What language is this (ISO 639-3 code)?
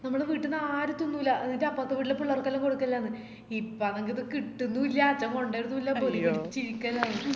mal